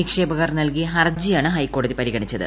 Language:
Malayalam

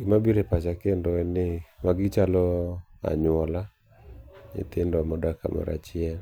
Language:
Luo (Kenya and Tanzania)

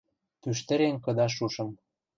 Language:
Western Mari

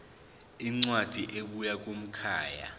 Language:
Zulu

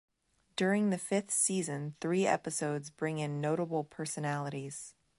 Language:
English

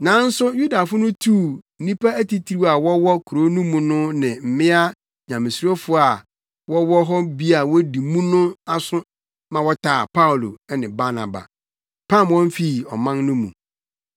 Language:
Akan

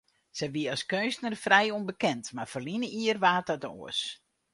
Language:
Western Frisian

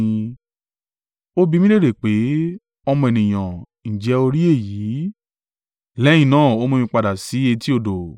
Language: Yoruba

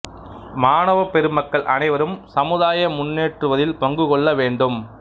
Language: Tamil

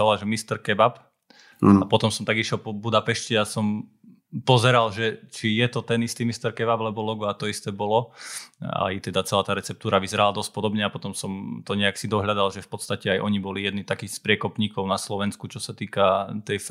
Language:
Slovak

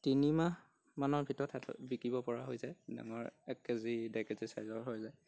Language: Assamese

